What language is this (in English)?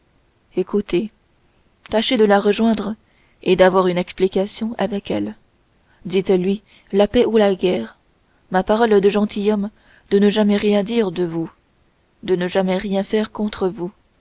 French